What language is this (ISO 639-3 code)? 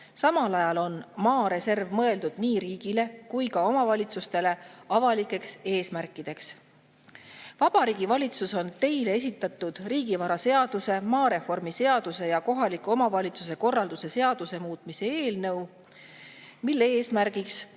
est